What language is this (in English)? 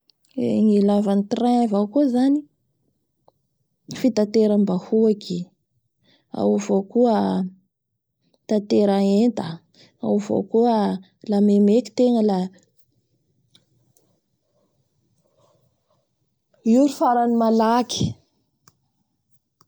Bara Malagasy